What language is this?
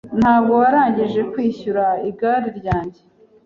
Kinyarwanda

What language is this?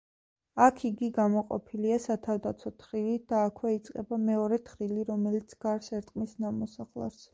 Georgian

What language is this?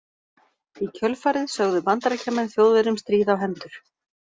Icelandic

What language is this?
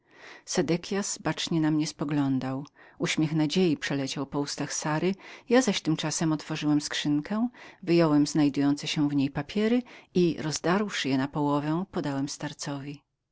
Polish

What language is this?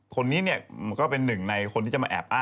Thai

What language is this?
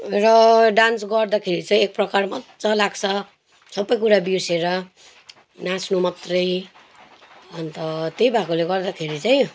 Nepali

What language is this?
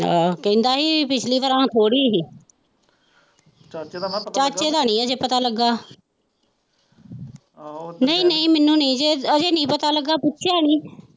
Punjabi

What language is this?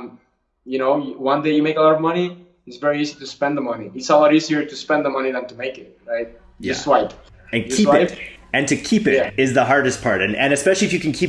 English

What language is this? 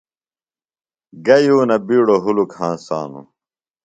Phalura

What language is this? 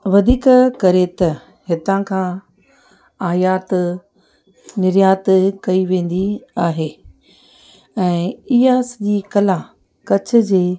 Sindhi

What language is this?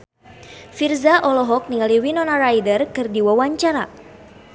Sundanese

